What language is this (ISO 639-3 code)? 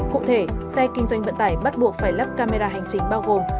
vie